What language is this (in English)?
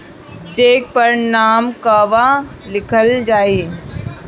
Bhojpuri